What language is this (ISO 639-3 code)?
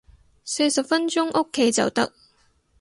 yue